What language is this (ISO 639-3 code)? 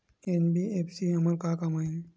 hne